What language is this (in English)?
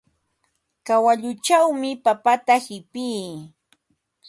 Ambo-Pasco Quechua